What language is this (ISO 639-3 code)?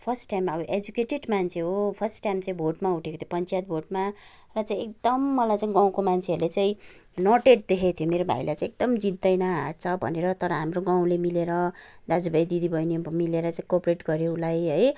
nep